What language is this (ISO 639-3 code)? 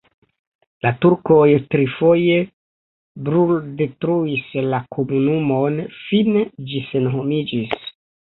epo